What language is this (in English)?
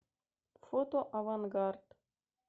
Russian